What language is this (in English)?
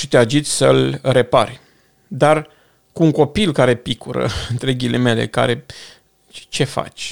Romanian